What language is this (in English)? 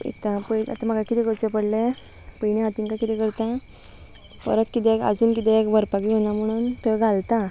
Konkani